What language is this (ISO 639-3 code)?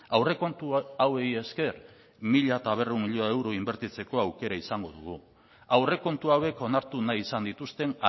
eus